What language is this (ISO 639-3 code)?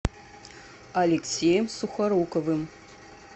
rus